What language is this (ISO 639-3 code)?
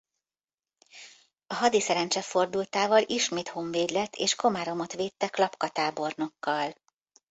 hun